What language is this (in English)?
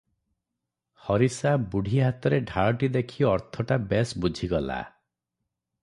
Odia